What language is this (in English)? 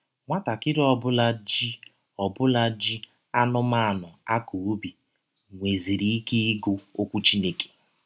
Igbo